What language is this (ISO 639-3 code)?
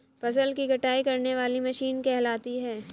hin